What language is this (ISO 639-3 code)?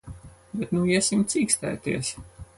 lav